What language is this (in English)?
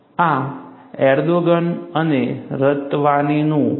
Gujarati